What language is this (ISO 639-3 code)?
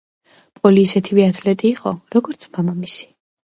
kat